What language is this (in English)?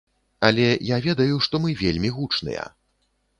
Belarusian